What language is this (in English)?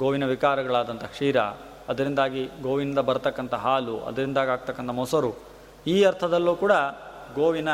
Kannada